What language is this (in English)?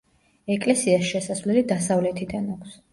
Georgian